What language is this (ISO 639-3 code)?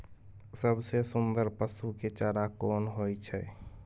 mai